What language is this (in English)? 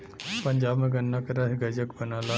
Bhojpuri